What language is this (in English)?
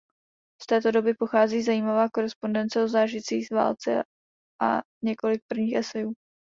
Czech